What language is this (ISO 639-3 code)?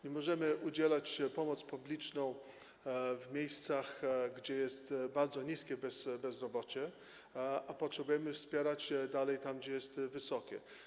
pol